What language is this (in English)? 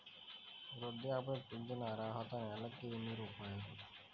Telugu